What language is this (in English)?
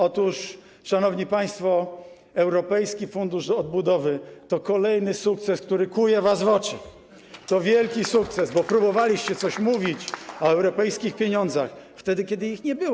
Polish